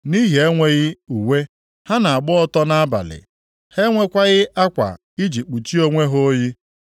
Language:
Igbo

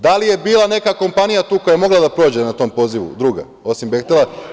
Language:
Serbian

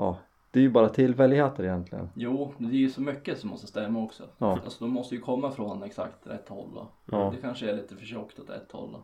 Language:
Swedish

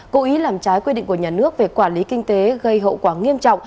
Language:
Vietnamese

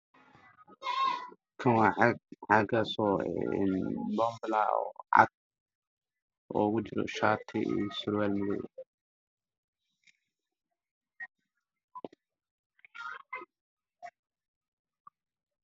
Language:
Somali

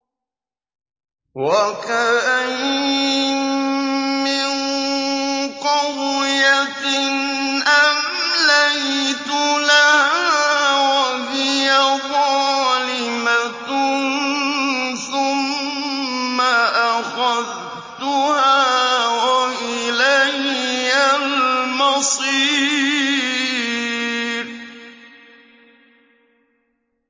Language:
Arabic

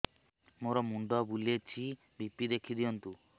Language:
Odia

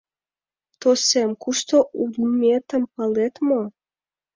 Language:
Mari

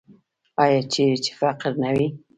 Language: Pashto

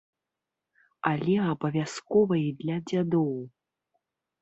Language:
Belarusian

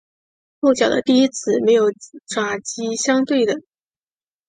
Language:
Chinese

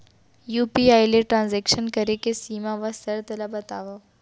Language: Chhattisgarhi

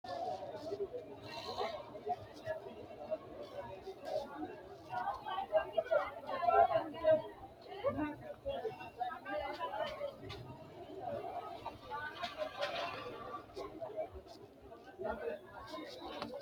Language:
Sidamo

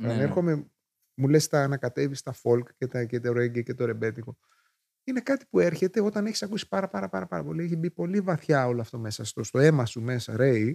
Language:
Greek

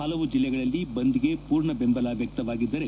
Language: Kannada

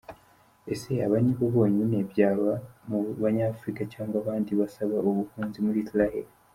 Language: Kinyarwanda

